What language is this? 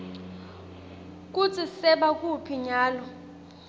Swati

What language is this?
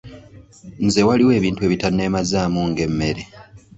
Ganda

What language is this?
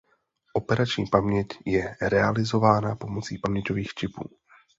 Czech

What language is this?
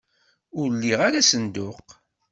Kabyle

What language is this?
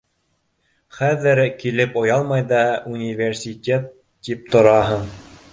Bashkir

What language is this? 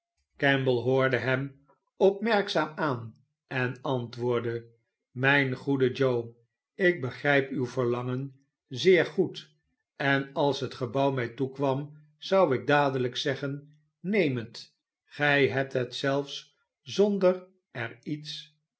Dutch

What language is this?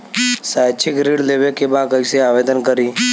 Bhojpuri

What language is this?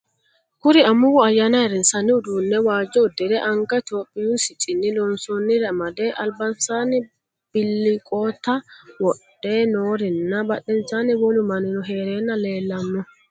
Sidamo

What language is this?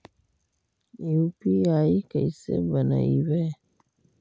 Magahi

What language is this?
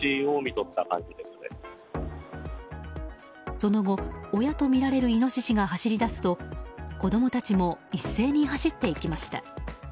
Japanese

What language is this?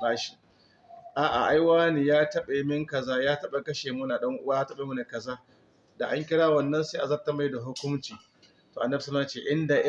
Hausa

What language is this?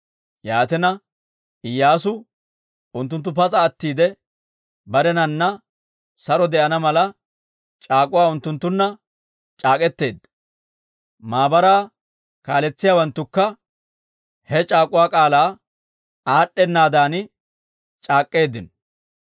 Dawro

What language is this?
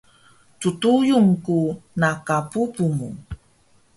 Taroko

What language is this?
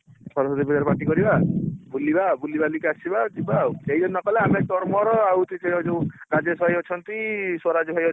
Odia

